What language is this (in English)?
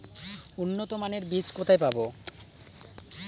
Bangla